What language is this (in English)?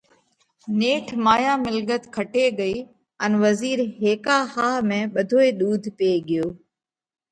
Parkari Koli